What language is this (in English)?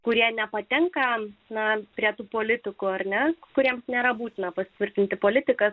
Lithuanian